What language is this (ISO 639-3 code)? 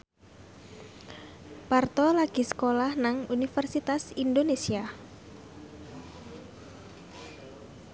jav